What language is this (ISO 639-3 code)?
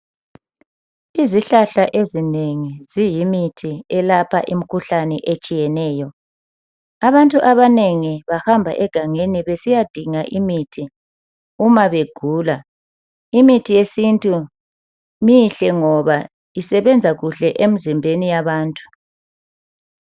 nde